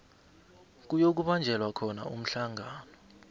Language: South Ndebele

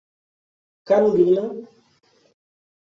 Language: Portuguese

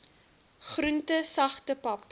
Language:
Afrikaans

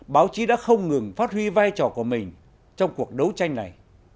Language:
Vietnamese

